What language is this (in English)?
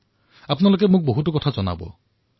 Assamese